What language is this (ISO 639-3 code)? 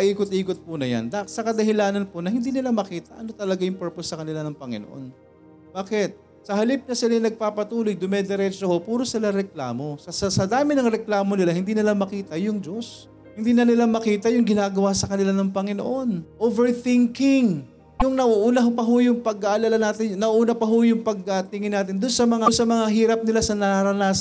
fil